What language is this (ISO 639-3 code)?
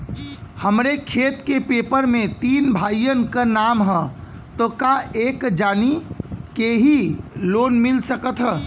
bho